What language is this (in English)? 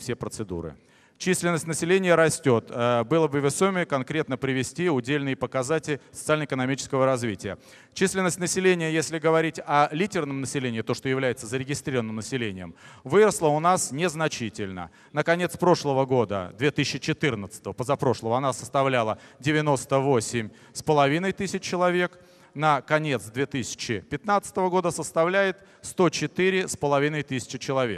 Russian